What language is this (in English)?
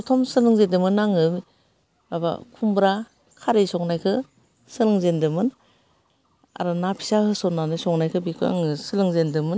Bodo